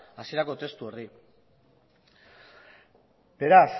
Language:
Basque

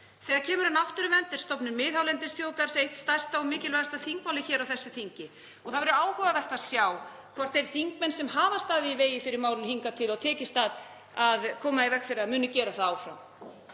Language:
Icelandic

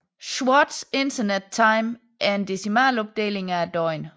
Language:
Danish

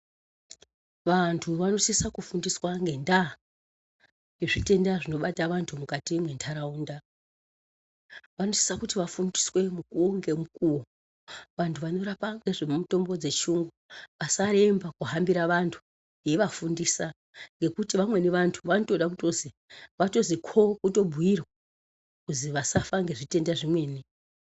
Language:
Ndau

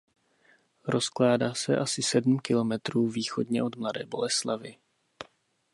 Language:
Czech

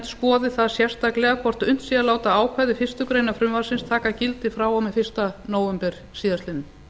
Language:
Icelandic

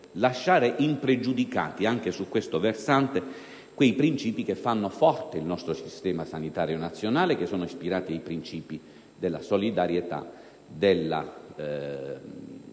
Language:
Italian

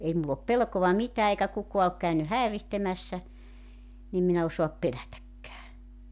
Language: Finnish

